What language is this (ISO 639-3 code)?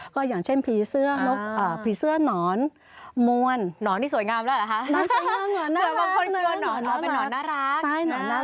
tha